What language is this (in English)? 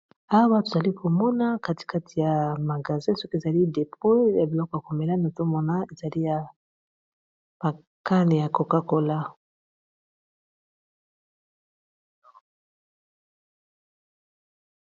Lingala